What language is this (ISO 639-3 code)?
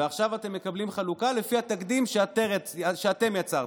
heb